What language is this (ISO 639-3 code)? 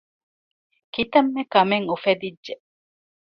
div